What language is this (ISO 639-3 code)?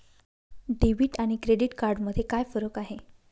mar